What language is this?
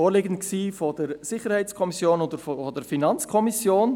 Swiss German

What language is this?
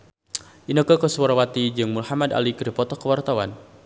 Sundanese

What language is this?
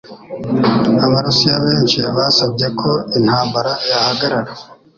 Kinyarwanda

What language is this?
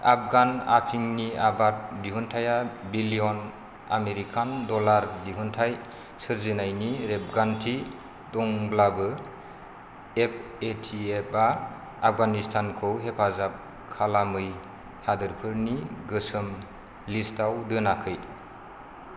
Bodo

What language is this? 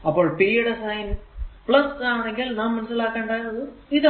Malayalam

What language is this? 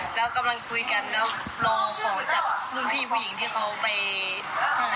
Thai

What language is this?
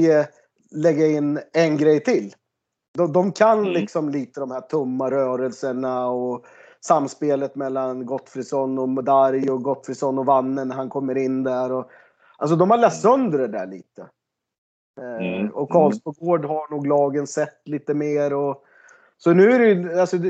Swedish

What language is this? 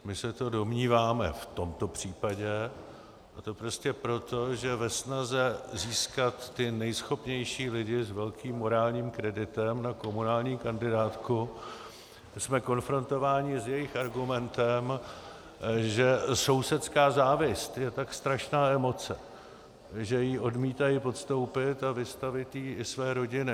Czech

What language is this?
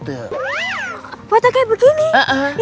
Indonesian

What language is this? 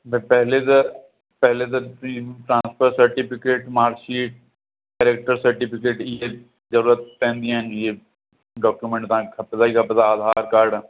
Sindhi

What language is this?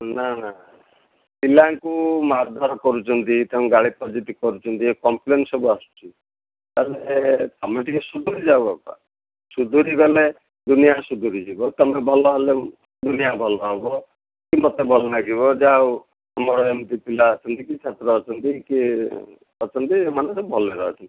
Odia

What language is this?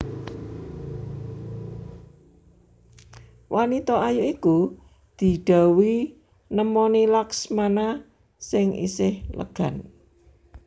Javanese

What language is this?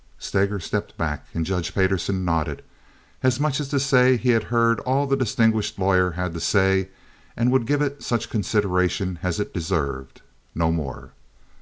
English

